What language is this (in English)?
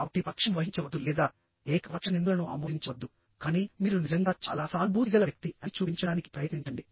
Telugu